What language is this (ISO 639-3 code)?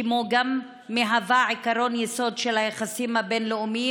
heb